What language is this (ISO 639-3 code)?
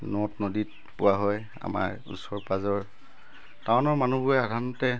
asm